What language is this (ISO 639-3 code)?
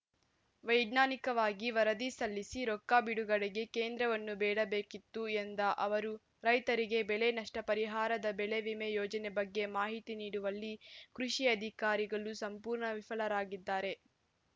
kan